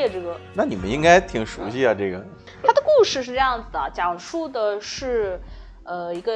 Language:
Chinese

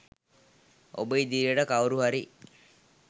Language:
Sinhala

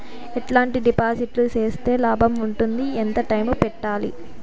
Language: Telugu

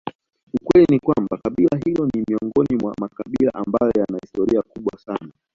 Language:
Swahili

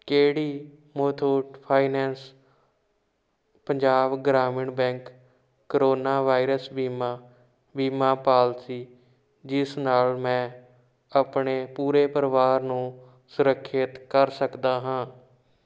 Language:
Punjabi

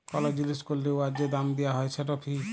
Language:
Bangla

